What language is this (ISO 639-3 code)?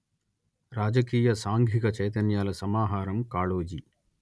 tel